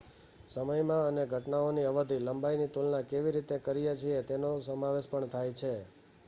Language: Gujarati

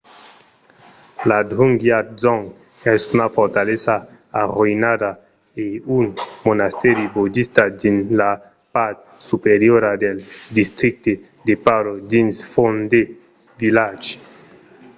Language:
Occitan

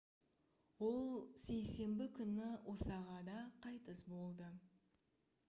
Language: Kazakh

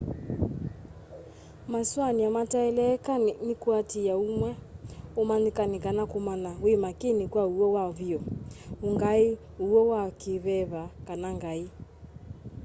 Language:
Kamba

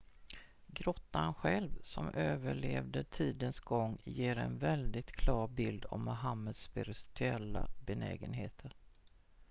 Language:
Swedish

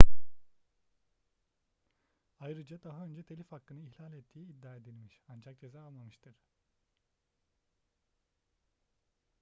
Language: Turkish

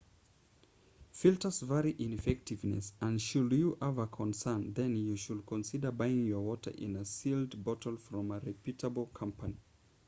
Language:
English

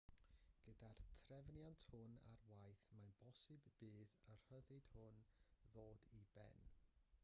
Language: Welsh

